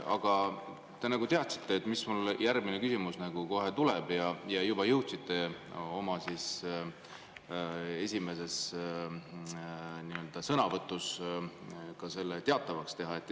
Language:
Estonian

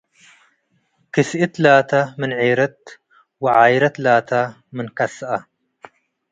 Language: Tigre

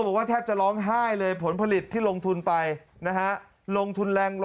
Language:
Thai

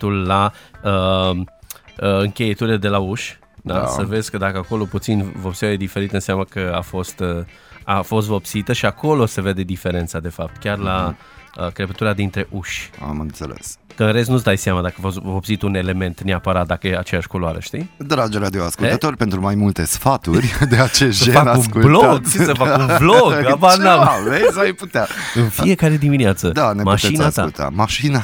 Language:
Romanian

